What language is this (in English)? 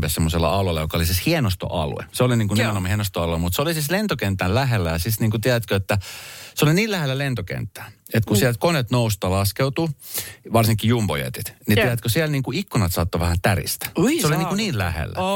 Finnish